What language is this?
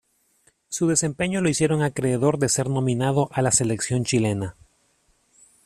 Spanish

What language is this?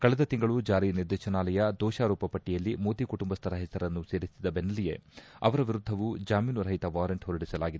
Kannada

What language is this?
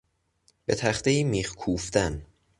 Persian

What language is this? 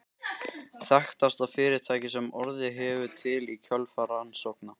Icelandic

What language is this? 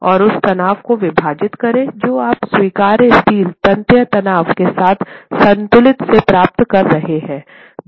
Hindi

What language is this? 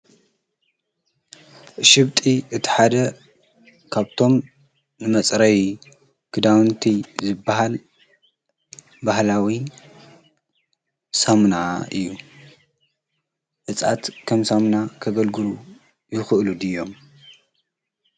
Tigrinya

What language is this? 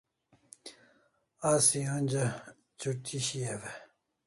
Kalasha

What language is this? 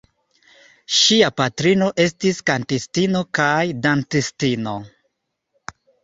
Esperanto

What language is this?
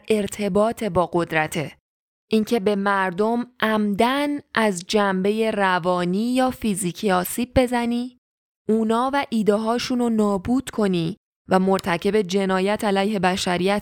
Persian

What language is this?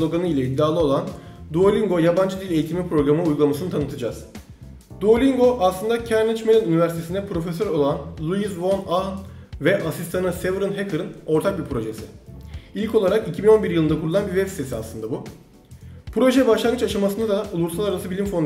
Turkish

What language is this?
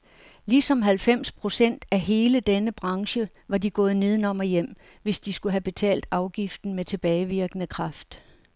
Danish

